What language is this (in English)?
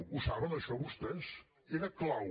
Catalan